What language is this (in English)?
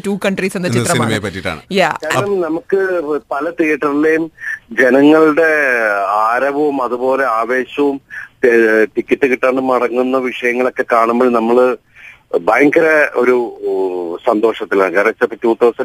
Malayalam